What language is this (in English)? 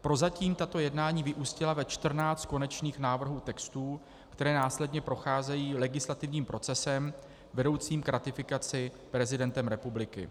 Czech